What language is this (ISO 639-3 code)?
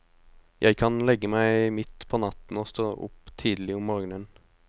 nor